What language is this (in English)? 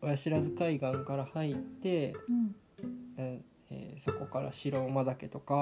Japanese